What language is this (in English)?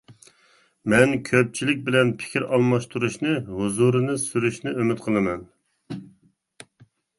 Uyghur